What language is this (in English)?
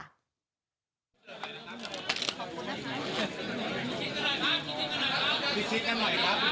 Thai